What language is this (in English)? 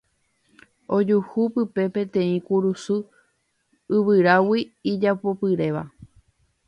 Guarani